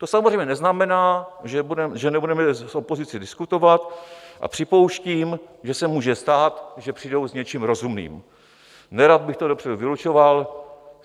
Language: Czech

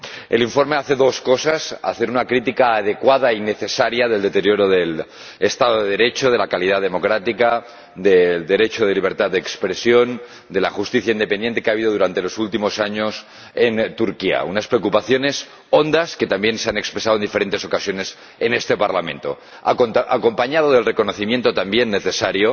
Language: Spanish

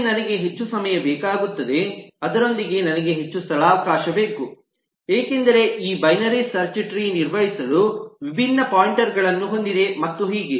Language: Kannada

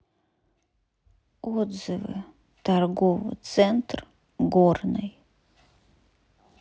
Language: Russian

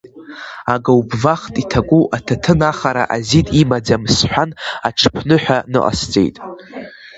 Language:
Abkhazian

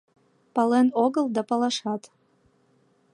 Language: Mari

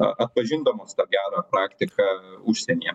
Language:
Lithuanian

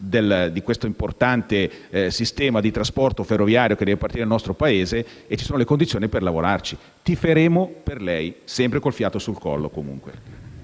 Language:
Italian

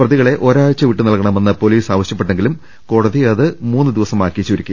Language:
Malayalam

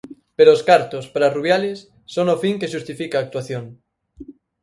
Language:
Galician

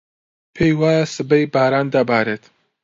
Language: Central Kurdish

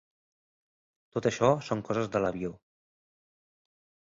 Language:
Catalan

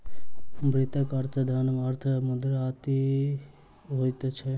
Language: Maithili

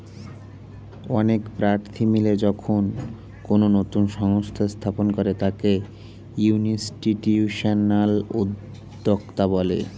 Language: Bangla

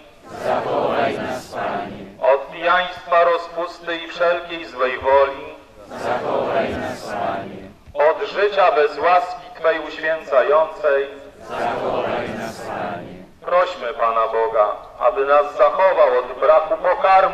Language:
Polish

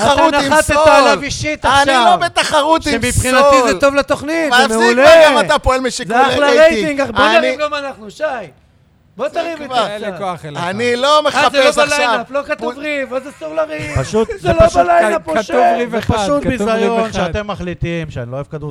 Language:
Hebrew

